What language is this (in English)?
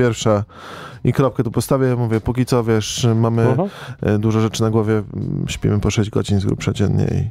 Polish